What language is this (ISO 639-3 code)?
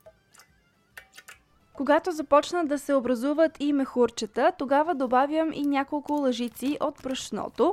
bul